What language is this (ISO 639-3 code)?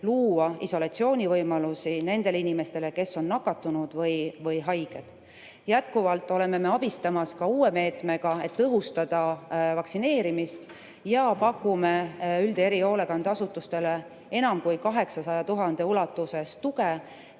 est